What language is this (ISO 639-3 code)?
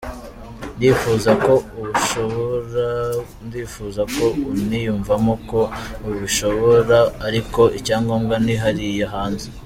kin